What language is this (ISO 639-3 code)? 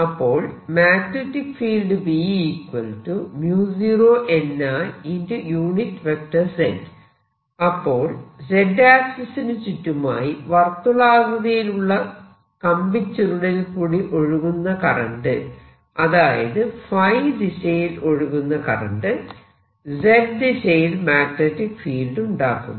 mal